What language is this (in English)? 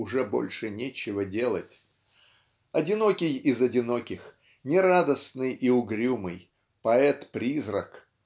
Russian